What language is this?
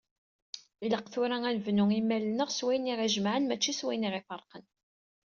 Kabyle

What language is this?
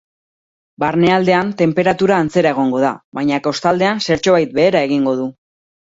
Basque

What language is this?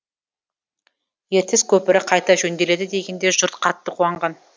Kazakh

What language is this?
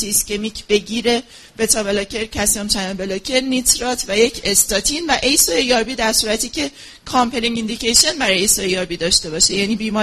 Persian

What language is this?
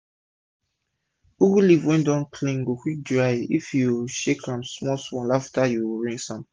Nigerian Pidgin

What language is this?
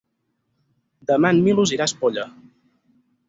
Catalan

